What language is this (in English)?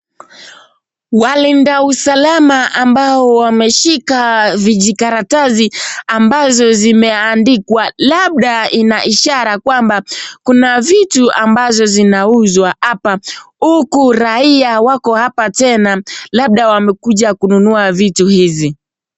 Swahili